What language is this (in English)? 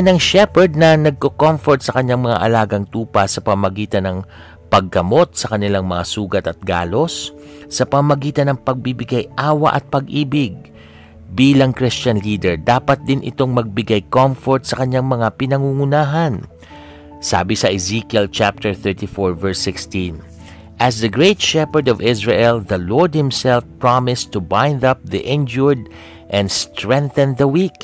Filipino